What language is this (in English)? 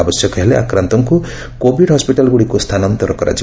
Odia